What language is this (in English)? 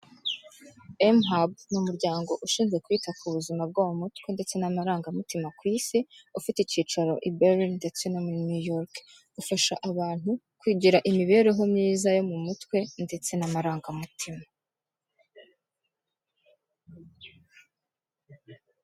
Kinyarwanda